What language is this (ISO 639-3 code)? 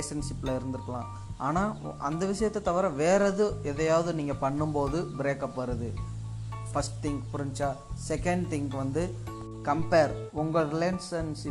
tam